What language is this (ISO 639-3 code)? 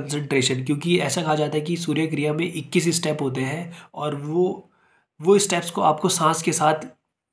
hin